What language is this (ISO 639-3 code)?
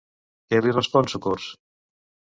cat